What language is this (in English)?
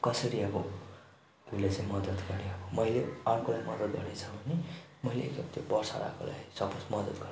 Nepali